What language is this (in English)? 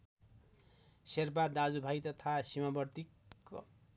Nepali